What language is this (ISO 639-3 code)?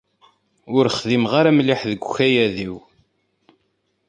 kab